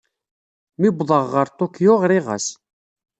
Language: Kabyle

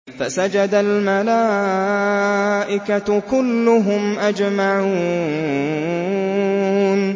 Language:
Arabic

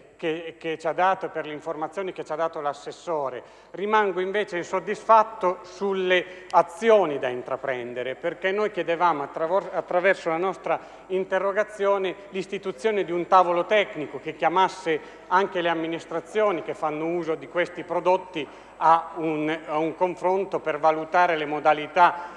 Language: Italian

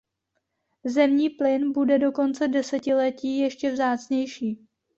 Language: Czech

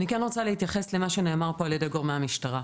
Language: Hebrew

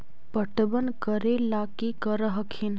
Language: Magahi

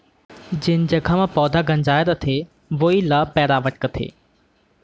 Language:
Chhattisgarhi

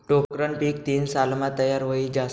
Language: Marathi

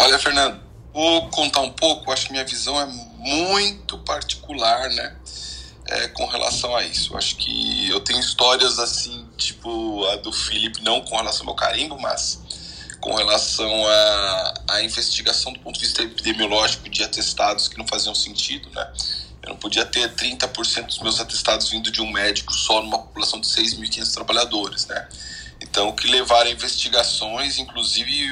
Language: Portuguese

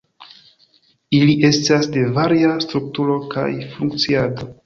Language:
Esperanto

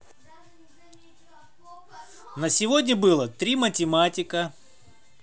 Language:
Russian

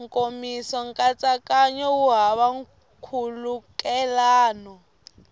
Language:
Tsonga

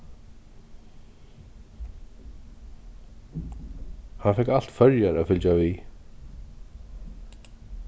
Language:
Faroese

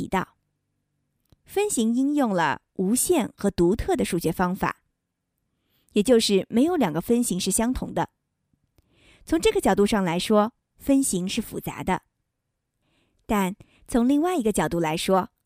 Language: Chinese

